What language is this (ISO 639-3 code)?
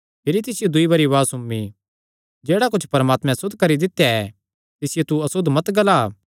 xnr